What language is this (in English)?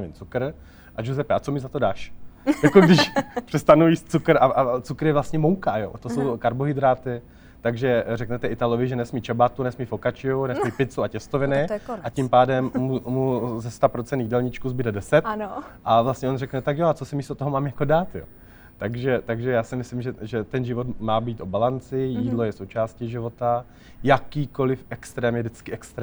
Czech